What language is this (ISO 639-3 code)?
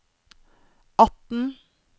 nor